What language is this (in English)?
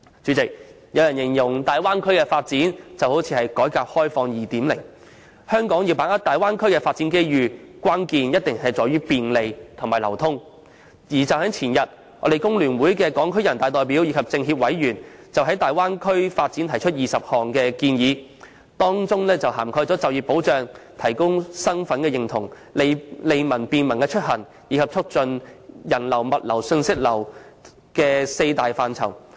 Cantonese